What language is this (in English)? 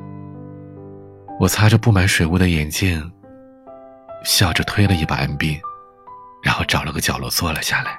Chinese